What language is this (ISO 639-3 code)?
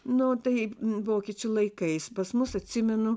lit